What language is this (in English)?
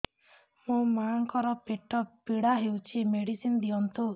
Odia